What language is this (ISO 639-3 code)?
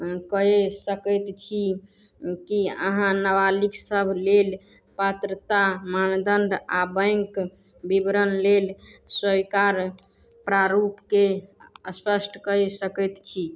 mai